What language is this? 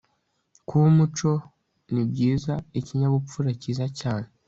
Kinyarwanda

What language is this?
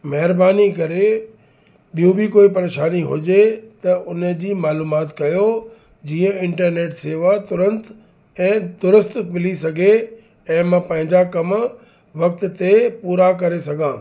Sindhi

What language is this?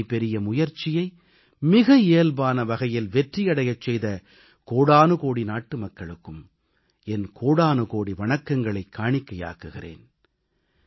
Tamil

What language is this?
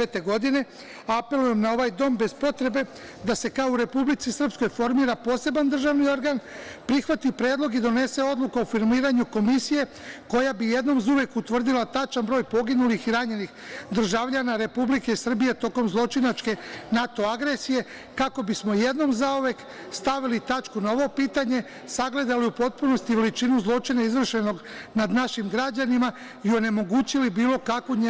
Serbian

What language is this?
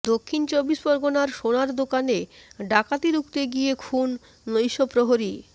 Bangla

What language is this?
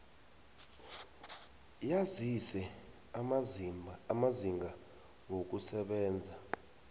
South Ndebele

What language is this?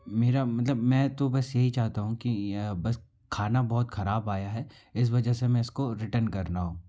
Hindi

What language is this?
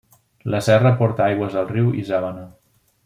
Catalan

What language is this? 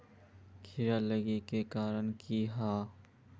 Magahi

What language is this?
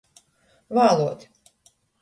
Latgalian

